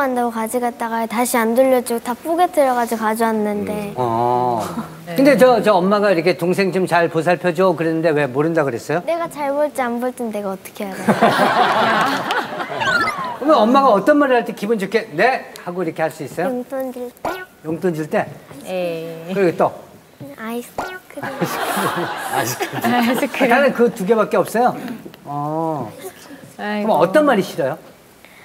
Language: Korean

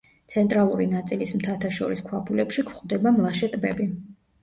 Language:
Georgian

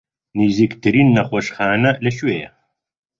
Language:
Central Kurdish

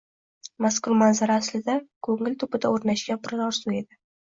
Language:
Uzbek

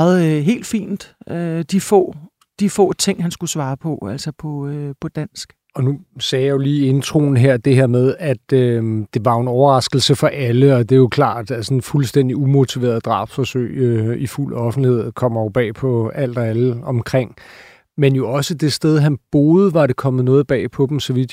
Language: Danish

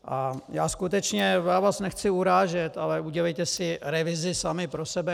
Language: Czech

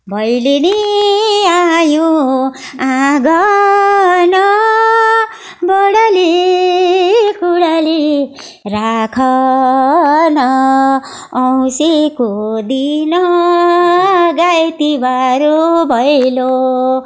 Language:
Nepali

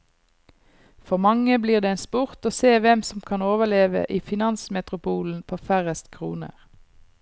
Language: Norwegian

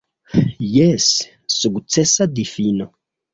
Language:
Esperanto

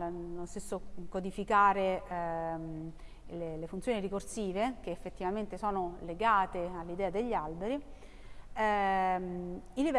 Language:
Italian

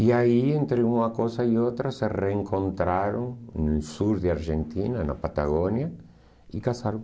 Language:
Portuguese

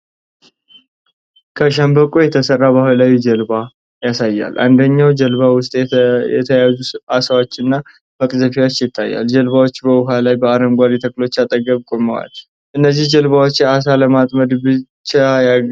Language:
Amharic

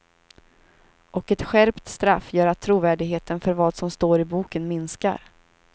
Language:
Swedish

